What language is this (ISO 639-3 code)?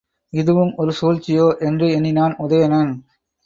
tam